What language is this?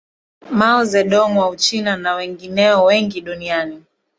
Swahili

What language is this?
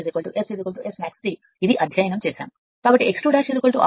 Telugu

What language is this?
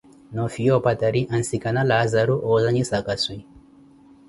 Koti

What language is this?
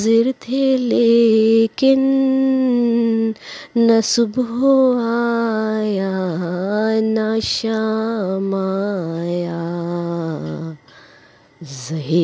Urdu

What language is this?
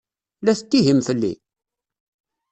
Kabyle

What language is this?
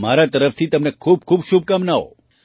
Gujarati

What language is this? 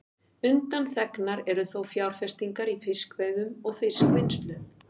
Icelandic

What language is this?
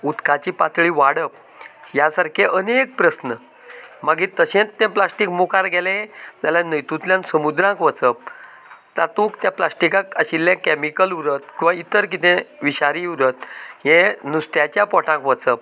Konkani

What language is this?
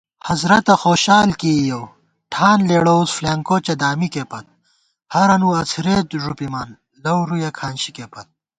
Gawar-Bati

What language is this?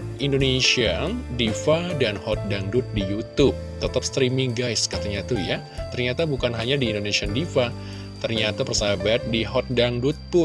Indonesian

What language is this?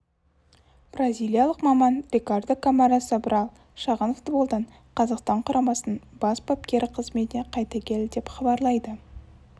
Kazakh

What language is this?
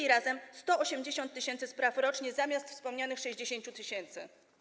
Polish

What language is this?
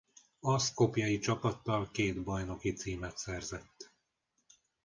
Hungarian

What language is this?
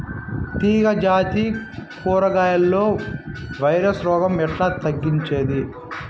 Telugu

